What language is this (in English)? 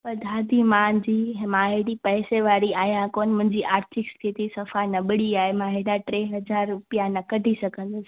Sindhi